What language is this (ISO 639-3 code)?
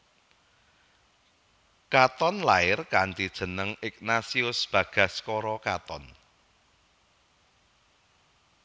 jav